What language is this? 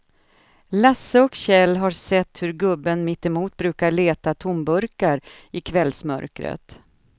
Swedish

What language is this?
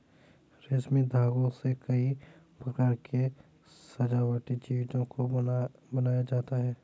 Hindi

